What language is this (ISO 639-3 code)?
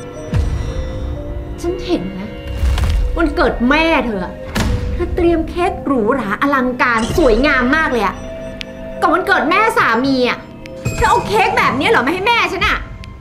tha